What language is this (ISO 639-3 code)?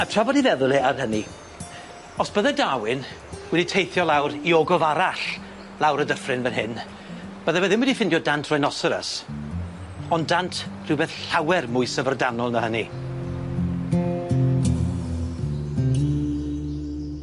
cym